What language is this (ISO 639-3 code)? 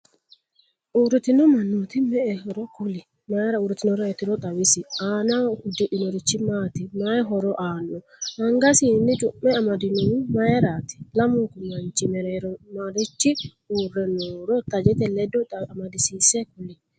sid